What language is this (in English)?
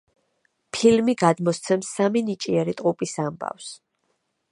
Georgian